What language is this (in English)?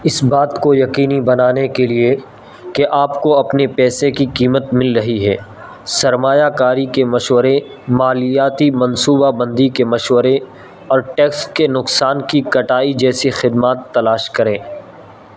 Urdu